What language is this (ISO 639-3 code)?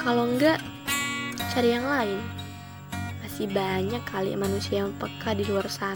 ind